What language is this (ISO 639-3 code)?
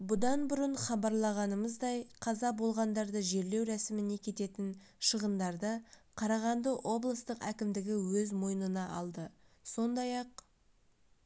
kaz